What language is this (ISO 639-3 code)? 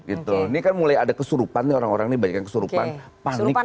ind